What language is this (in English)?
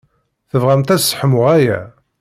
Kabyle